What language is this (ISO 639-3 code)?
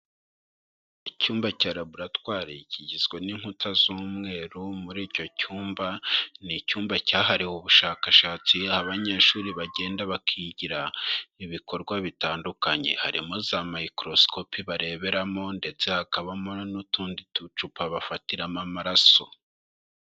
kin